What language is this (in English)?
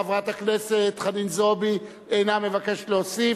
Hebrew